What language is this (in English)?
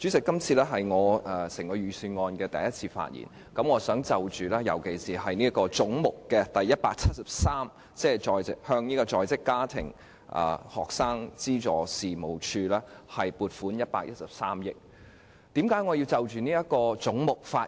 Cantonese